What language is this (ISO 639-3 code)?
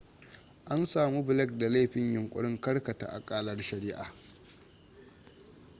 hau